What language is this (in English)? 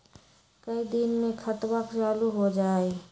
Magahi